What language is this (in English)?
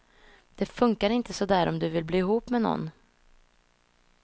Swedish